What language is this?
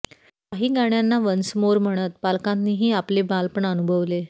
Marathi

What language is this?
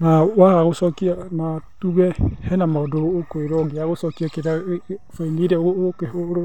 Kikuyu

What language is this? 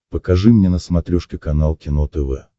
Russian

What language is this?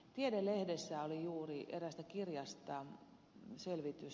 Finnish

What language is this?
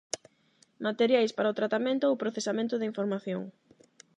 Galician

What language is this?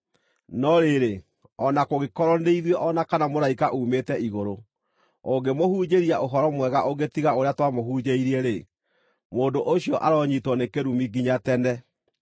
Kikuyu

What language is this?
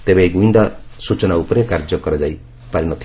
Odia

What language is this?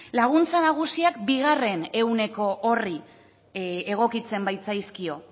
Basque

